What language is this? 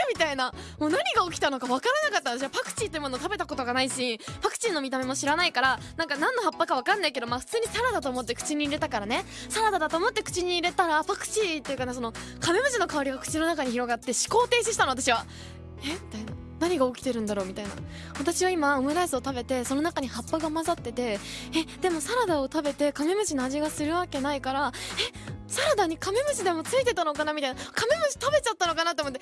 Japanese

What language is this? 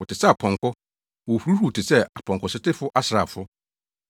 Akan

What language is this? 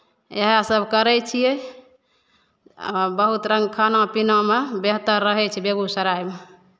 Maithili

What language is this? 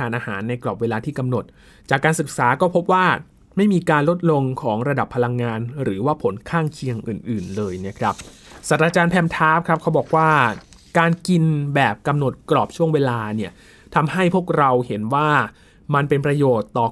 Thai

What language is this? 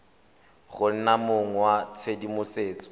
Tswana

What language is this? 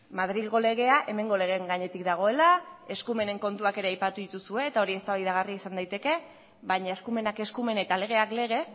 Basque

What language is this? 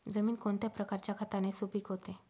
Marathi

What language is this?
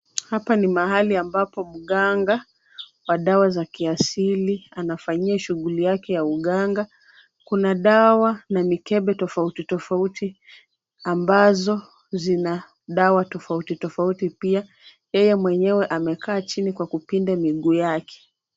Swahili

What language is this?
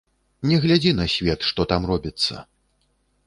Belarusian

